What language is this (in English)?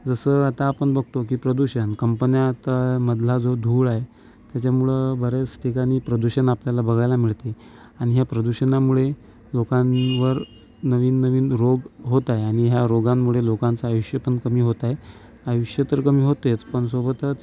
Marathi